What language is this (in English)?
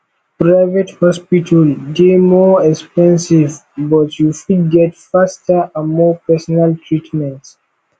Nigerian Pidgin